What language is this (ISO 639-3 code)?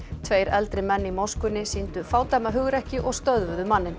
isl